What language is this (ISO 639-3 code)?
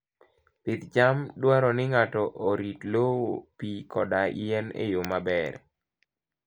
luo